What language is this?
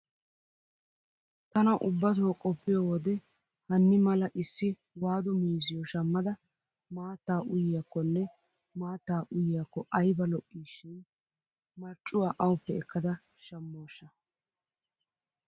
Wolaytta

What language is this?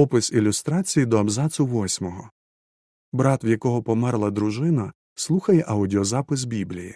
Ukrainian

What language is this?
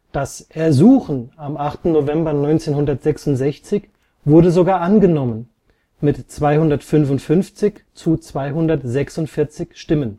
German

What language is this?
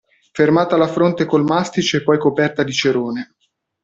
Italian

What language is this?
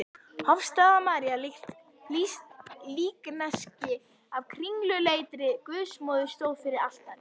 Icelandic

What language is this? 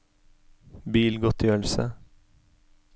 Norwegian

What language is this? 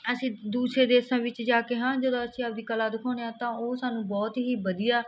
Punjabi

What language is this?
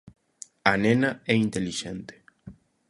Galician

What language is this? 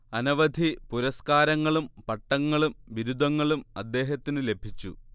Malayalam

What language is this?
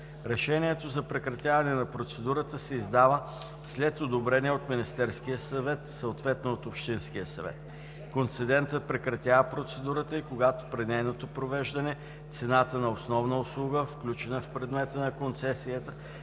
Bulgarian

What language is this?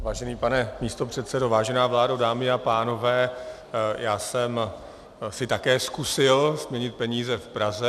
Czech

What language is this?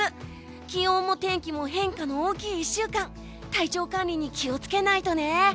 Japanese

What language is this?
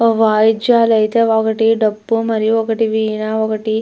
Telugu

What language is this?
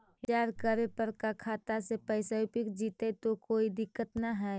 Magahi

